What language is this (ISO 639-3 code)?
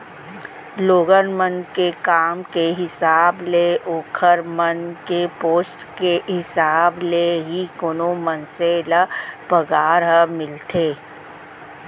hne